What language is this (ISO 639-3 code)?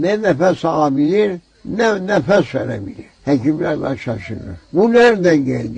tur